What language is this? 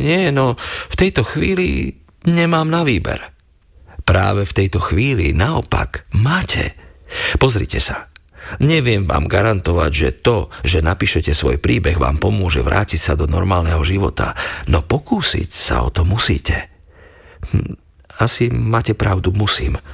Slovak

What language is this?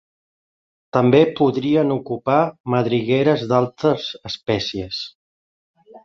Catalan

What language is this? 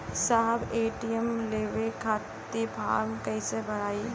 Bhojpuri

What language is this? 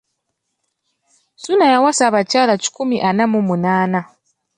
Ganda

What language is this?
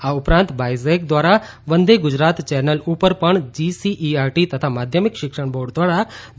Gujarati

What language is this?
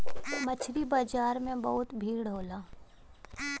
Bhojpuri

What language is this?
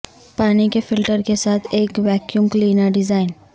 Urdu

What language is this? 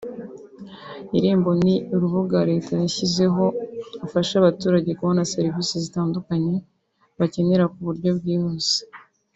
Kinyarwanda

